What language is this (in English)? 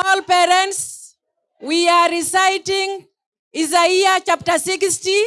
English